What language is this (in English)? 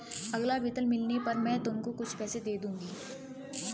Hindi